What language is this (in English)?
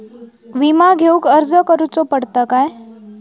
Marathi